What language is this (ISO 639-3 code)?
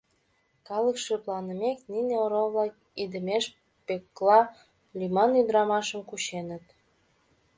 chm